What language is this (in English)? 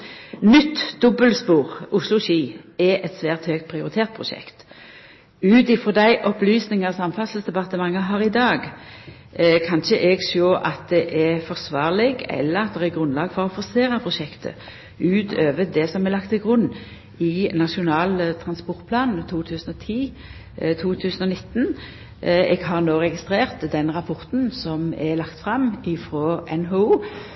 Norwegian Nynorsk